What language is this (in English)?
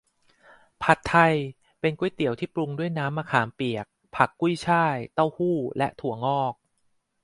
Thai